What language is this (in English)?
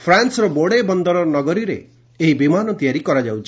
Odia